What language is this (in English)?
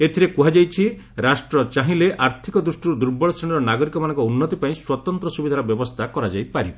Odia